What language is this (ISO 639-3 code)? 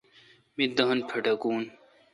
xka